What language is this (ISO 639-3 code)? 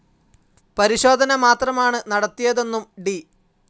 mal